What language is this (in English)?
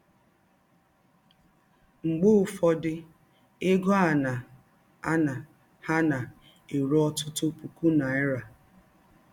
Igbo